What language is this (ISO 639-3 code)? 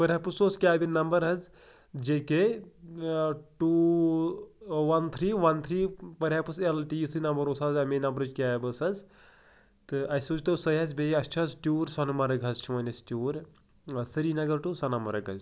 kas